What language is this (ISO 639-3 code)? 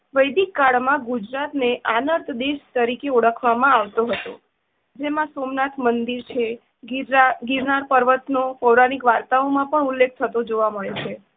guj